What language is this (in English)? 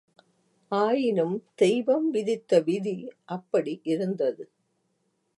Tamil